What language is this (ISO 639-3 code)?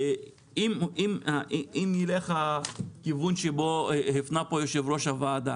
heb